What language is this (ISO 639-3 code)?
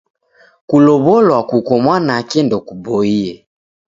dav